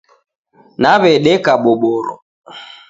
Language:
Taita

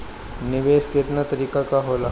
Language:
Bhojpuri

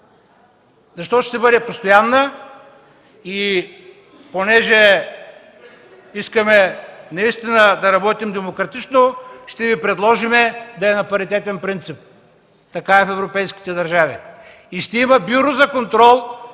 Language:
Bulgarian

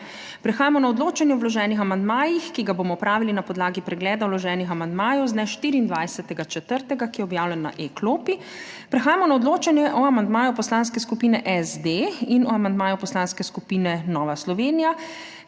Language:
Slovenian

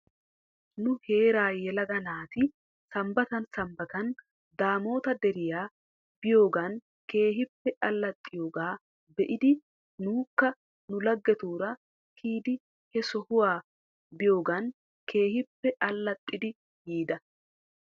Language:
Wolaytta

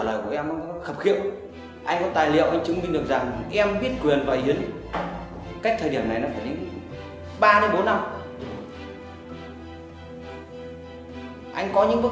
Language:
Vietnamese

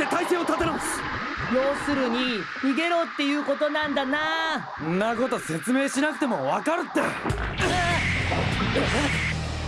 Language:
Japanese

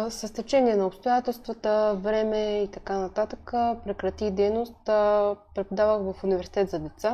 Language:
Bulgarian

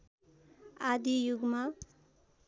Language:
Nepali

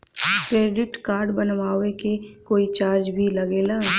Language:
Bhojpuri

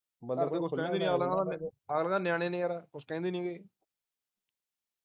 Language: Punjabi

